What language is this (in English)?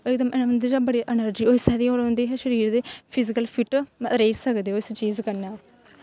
Dogri